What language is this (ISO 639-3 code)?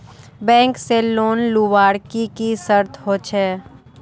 mag